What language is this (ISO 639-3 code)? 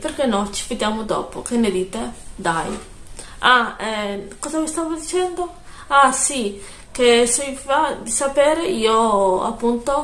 ita